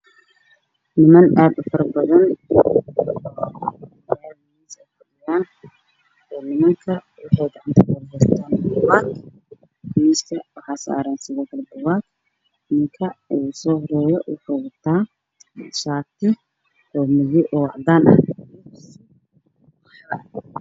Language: Somali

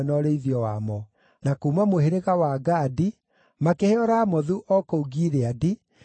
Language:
Kikuyu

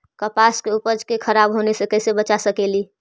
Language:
Magahi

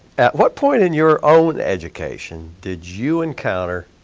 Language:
English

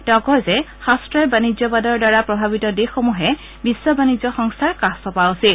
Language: Assamese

